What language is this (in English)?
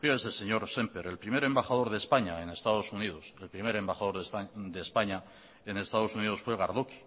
Spanish